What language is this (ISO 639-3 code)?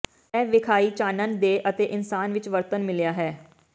pan